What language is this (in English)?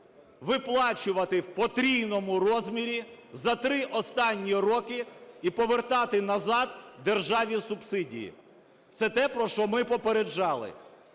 Ukrainian